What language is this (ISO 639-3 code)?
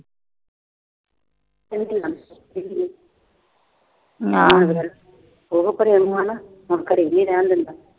pan